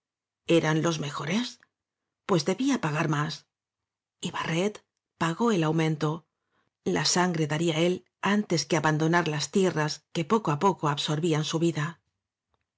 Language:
Spanish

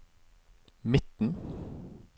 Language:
Norwegian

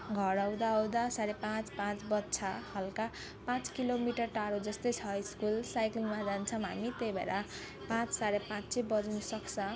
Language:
Nepali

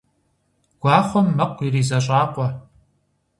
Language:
Kabardian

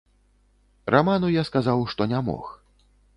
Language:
Belarusian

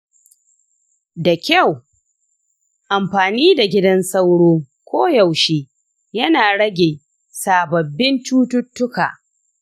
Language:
Hausa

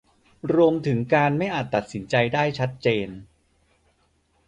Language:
Thai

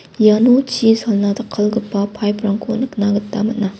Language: Garo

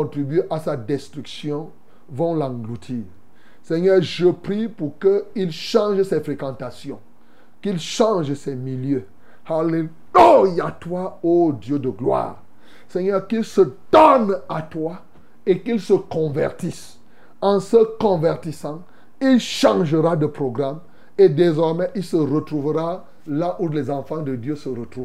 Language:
French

